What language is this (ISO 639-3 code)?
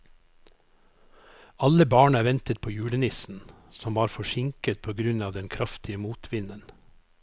nor